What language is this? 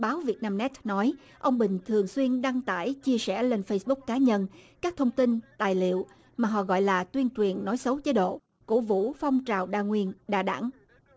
Vietnamese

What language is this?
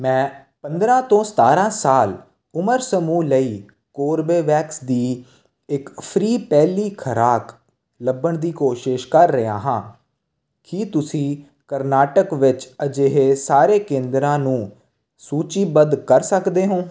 Punjabi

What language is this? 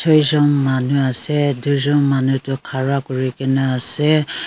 Naga Pidgin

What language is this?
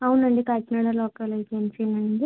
Telugu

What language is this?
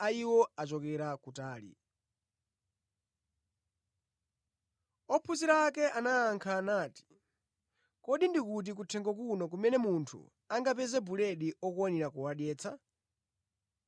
Nyanja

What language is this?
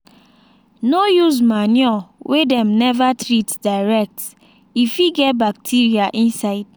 Nigerian Pidgin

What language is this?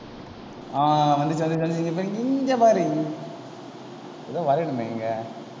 Tamil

